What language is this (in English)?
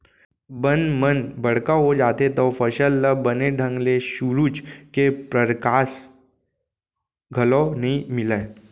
Chhattisgarhi